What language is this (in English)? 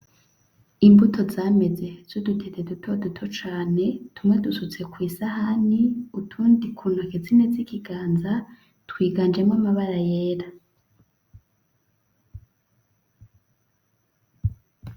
Rundi